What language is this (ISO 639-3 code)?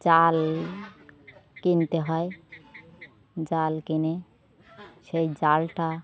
ben